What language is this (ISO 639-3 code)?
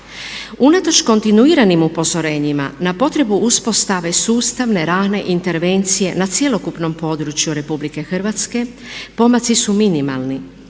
hrv